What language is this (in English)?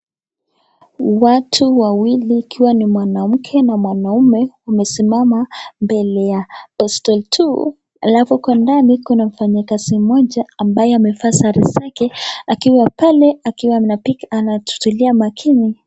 Swahili